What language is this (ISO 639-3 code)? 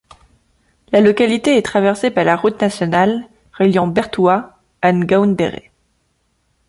fra